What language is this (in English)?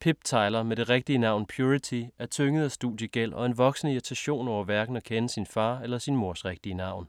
Danish